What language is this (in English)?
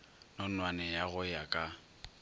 Northern Sotho